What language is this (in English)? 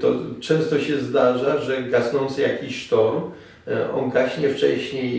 Polish